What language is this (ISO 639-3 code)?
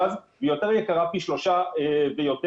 heb